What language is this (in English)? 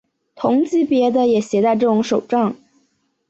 Chinese